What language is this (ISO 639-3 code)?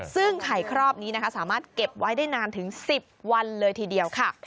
tha